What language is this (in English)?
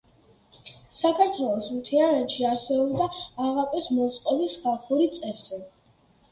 Georgian